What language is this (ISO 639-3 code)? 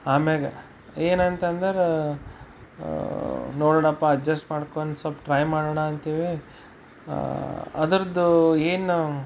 kan